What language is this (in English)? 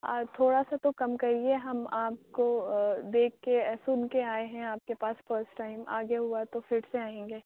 Urdu